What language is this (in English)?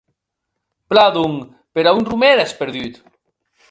Occitan